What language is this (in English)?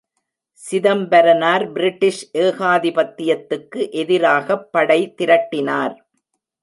Tamil